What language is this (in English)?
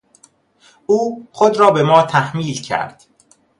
Persian